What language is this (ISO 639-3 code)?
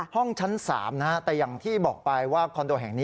tha